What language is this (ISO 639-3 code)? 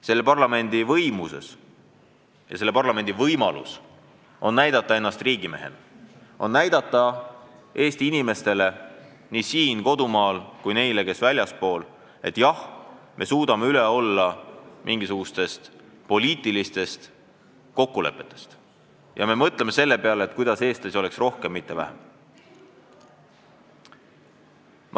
est